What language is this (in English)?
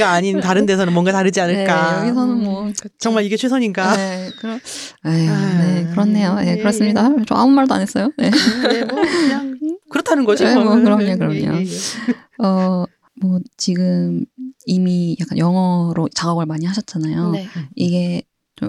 Korean